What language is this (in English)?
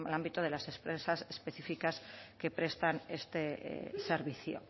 Spanish